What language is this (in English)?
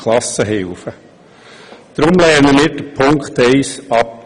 Swiss German